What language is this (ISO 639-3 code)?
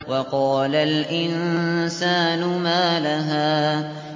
ara